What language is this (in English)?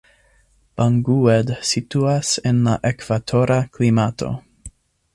Esperanto